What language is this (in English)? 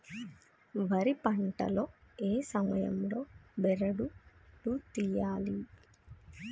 Telugu